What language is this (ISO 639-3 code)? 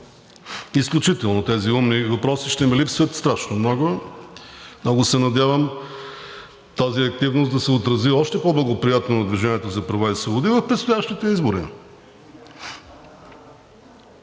bul